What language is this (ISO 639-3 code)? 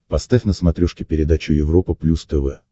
rus